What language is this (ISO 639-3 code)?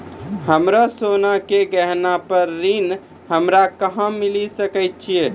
mai